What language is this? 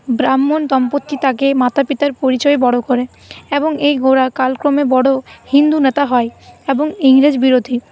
Bangla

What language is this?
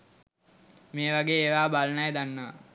Sinhala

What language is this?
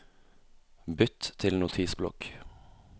Norwegian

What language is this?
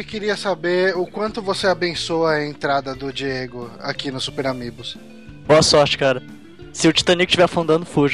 Portuguese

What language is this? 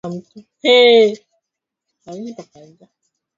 Swahili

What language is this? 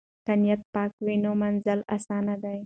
Pashto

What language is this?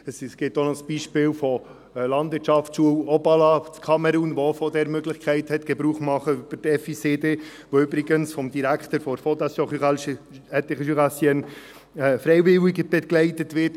Swiss German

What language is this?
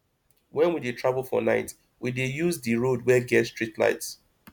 Nigerian Pidgin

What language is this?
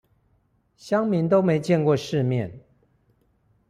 Chinese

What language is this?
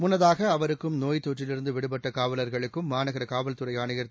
Tamil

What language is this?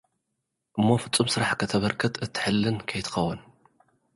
Tigrinya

